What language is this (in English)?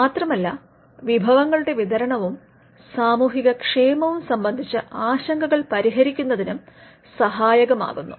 Malayalam